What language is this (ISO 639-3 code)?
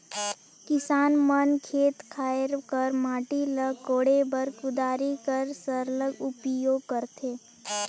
hne